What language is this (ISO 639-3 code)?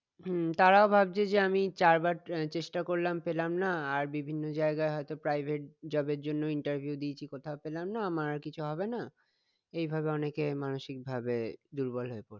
ben